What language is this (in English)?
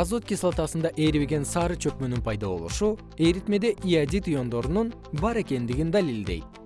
Kyrgyz